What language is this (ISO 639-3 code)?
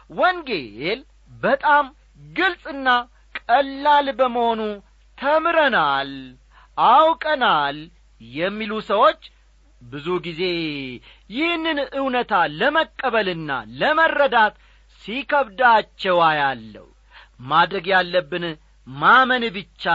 amh